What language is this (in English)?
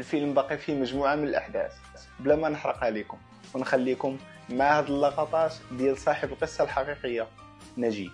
Arabic